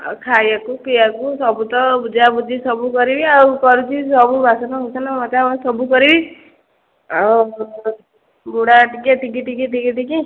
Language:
Odia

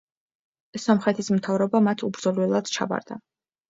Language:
Georgian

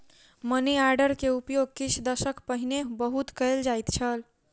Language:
Maithili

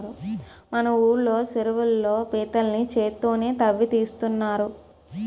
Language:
Telugu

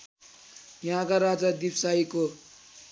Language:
Nepali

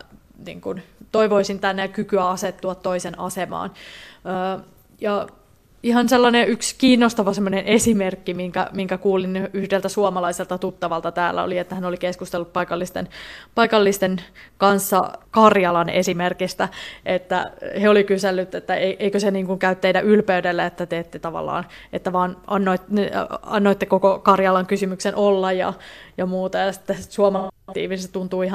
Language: Finnish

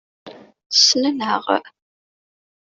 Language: Kabyle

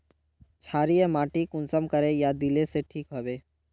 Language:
Magahi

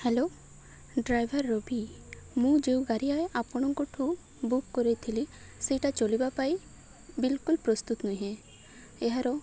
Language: Odia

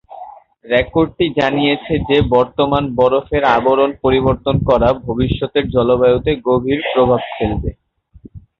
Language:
Bangla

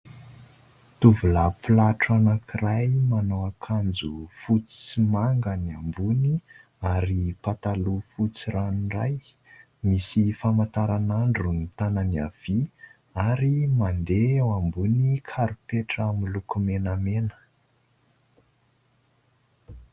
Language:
Malagasy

